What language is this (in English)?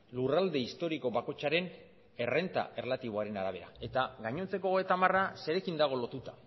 Basque